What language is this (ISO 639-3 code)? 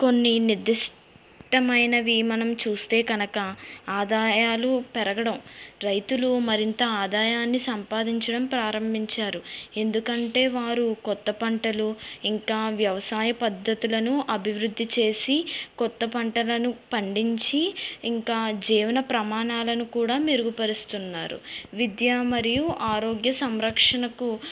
tel